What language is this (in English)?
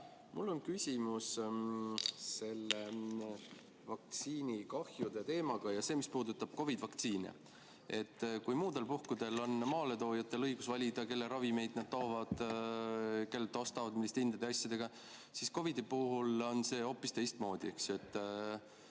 Estonian